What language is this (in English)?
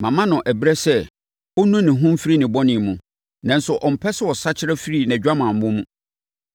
Akan